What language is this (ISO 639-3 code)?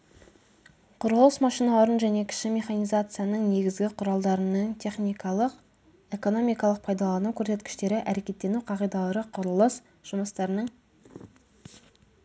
kaz